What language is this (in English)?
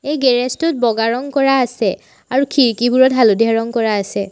Assamese